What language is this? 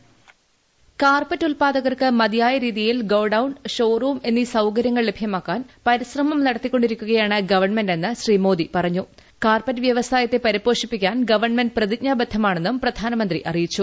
Malayalam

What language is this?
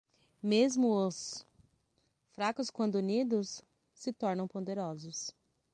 Portuguese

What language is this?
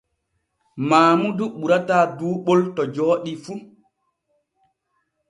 Borgu Fulfulde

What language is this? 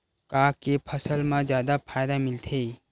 Chhattisgarhi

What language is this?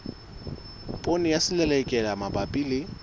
Southern Sotho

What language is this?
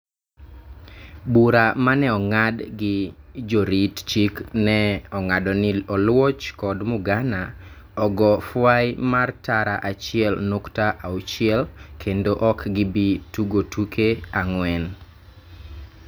Luo (Kenya and Tanzania)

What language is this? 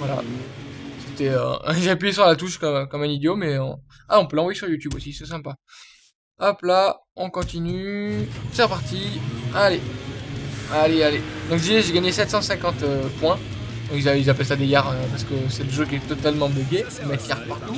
French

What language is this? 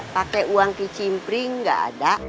Indonesian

